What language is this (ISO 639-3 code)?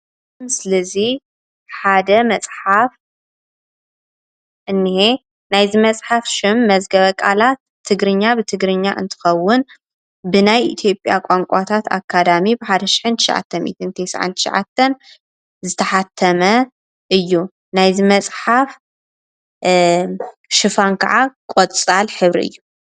tir